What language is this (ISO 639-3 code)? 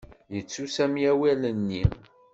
kab